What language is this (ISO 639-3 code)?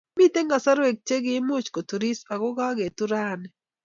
kln